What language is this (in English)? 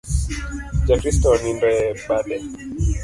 Luo (Kenya and Tanzania)